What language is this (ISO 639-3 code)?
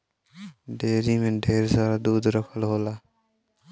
bho